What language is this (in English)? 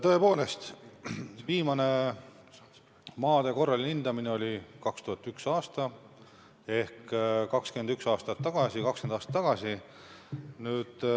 Estonian